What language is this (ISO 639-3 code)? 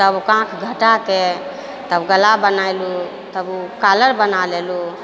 mai